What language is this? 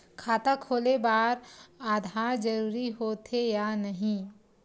Chhattisgarhi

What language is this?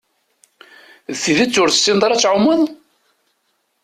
Kabyle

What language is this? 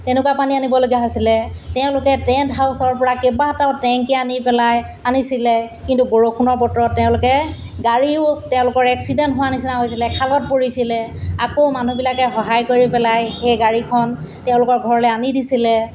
Assamese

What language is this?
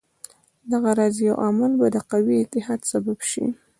Pashto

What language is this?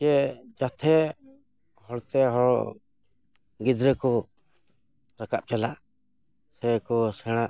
Santali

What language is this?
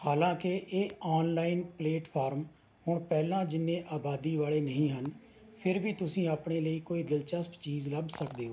Punjabi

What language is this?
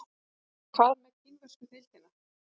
Icelandic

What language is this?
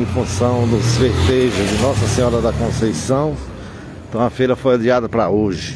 Portuguese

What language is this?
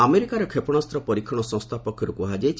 Odia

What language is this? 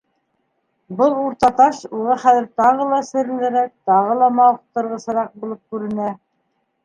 Bashkir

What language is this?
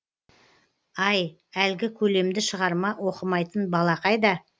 Kazakh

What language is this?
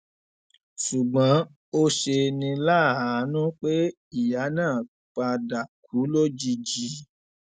Yoruba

